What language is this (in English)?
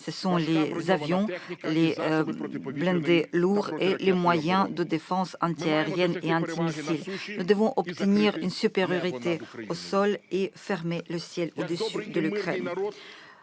French